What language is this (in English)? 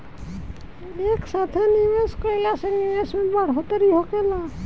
Bhojpuri